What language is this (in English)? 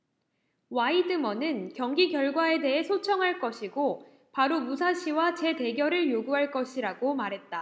Korean